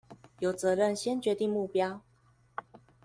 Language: Chinese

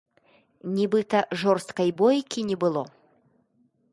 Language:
Belarusian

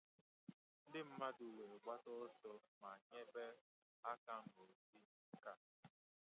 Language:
Igbo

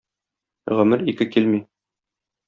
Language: Tatar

